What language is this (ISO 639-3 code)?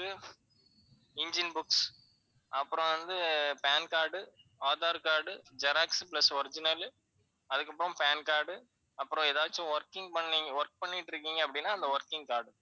tam